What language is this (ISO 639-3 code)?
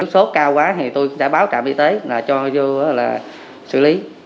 vie